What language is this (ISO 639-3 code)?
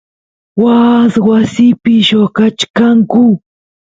qus